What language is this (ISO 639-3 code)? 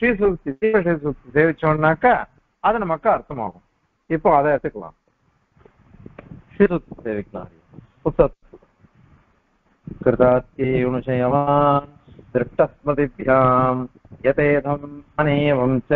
ara